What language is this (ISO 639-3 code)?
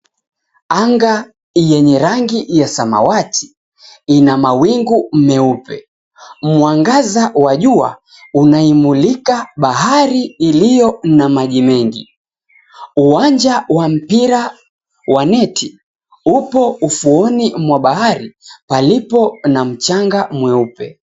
swa